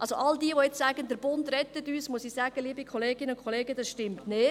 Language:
Swiss German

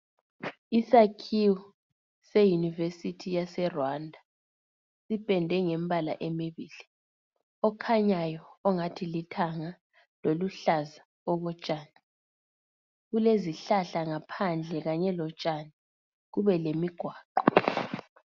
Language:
North Ndebele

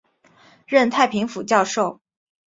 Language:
Chinese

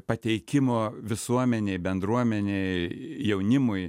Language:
Lithuanian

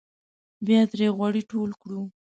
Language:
Pashto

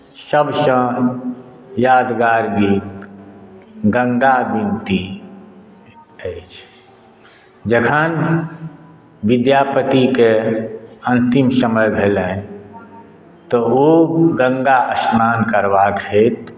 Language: Maithili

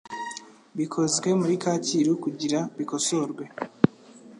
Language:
Kinyarwanda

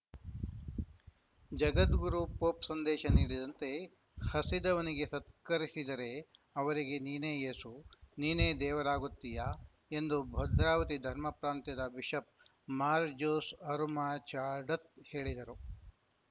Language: Kannada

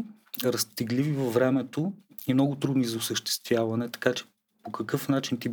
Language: Bulgarian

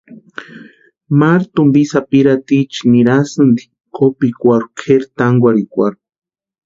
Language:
Western Highland Purepecha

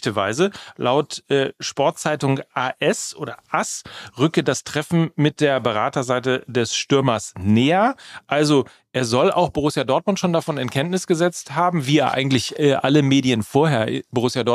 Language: German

